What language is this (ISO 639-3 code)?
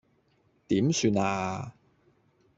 yue